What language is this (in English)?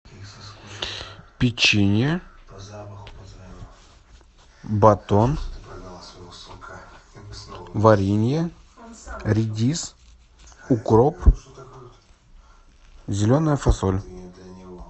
Russian